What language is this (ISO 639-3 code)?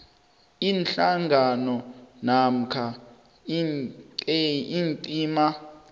nbl